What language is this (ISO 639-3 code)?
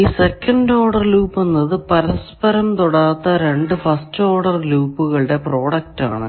mal